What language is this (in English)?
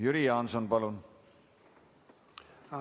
Estonian